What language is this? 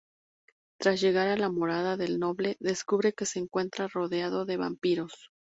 Spanish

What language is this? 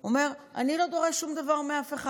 Hebrew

